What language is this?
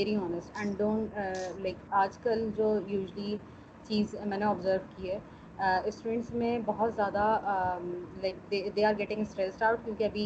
Urdu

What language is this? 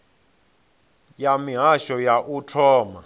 Venda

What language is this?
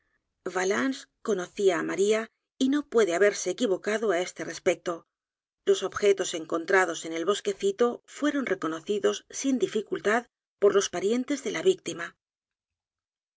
Spanish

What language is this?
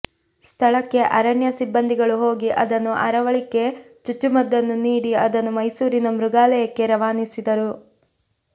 Kannada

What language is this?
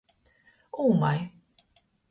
Latgalian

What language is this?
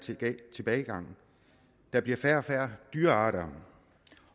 Danish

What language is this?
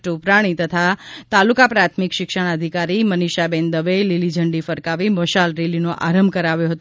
Gujarati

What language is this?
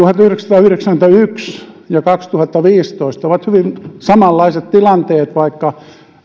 Finnish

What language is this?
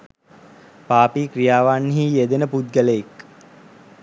Sinhala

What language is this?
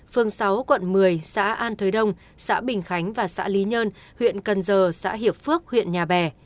Vietnamese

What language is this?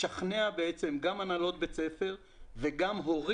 Hebrew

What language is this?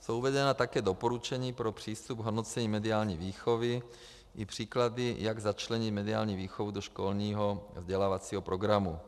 Czech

